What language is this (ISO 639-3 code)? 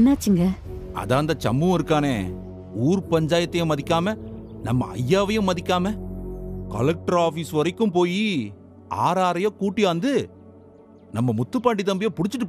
tam